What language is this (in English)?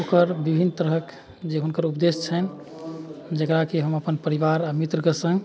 Maithili